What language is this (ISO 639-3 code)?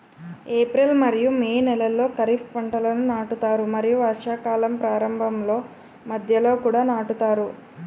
tel